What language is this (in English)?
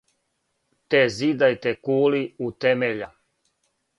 Serbian